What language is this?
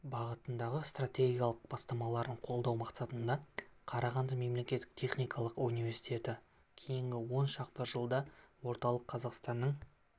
Kazakh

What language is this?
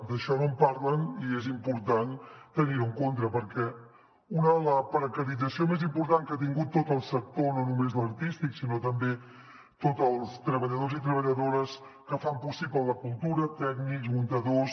Catalan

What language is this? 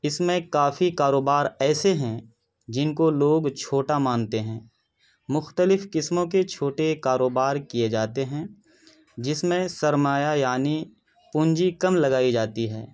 Urdu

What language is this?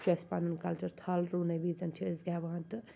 Kashmiri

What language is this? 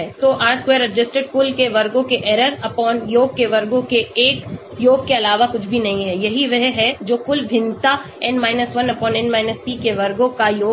Hindi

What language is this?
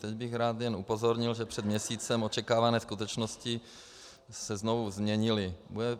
Czech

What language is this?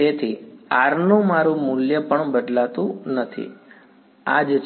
Gujarati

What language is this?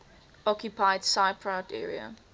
English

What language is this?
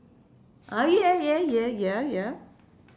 English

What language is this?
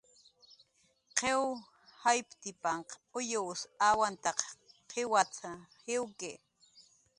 Jaqaru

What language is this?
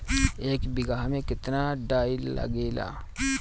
Bhojpuri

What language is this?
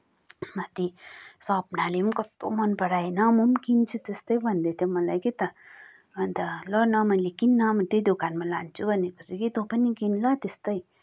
Nepali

